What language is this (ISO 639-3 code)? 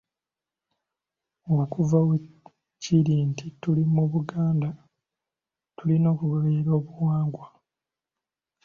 lug